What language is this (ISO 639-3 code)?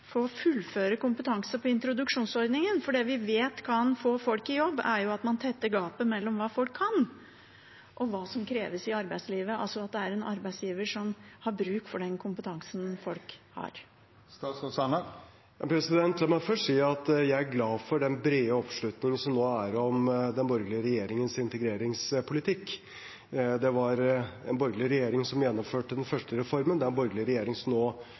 nob